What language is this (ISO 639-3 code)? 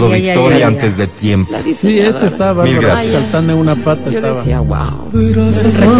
spa